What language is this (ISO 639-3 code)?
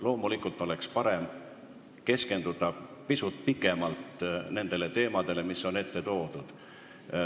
est